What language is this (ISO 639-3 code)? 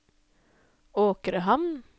nor